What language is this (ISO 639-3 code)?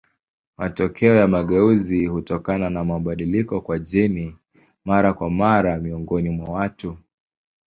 swa